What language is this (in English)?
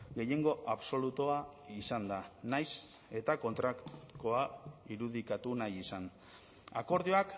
Basque